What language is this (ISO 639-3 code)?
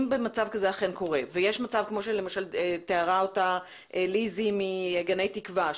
heb